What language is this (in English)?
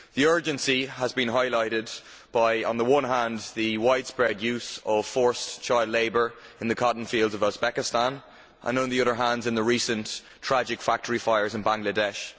English